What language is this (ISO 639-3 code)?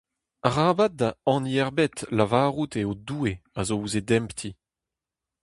bre